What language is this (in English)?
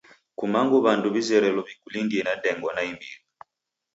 Taita